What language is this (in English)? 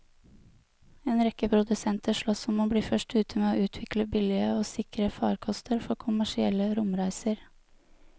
Norwegian